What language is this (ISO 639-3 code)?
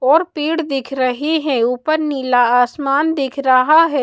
hin